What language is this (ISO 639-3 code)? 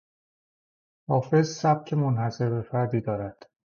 fas